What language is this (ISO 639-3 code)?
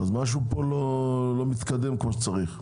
heb